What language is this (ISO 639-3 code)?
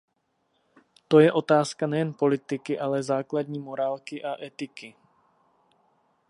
ces